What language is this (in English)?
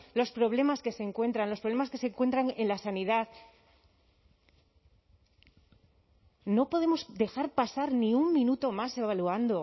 Spanish